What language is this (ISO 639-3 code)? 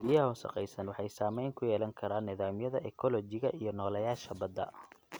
som